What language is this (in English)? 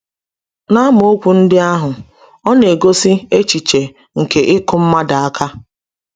Igbo